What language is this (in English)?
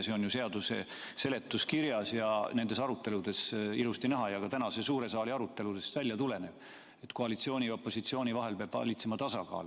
Estonian